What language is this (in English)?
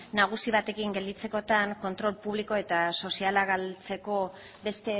Basque